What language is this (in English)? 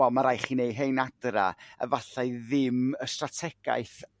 Welsh